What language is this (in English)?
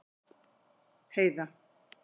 Icelandic